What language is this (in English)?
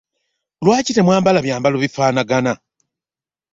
Ganda